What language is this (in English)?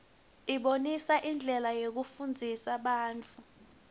Swati